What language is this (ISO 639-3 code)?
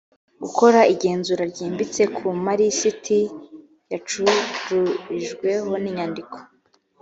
kin